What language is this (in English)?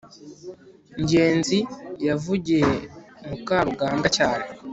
Kinyarwanda